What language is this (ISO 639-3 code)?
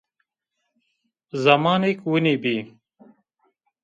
zza